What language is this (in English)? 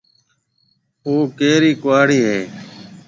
Marwari (Pakistan)